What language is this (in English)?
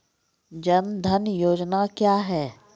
Maithili